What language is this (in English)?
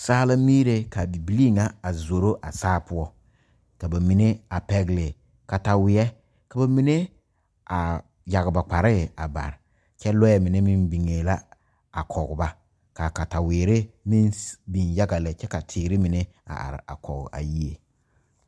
Southern Dagaare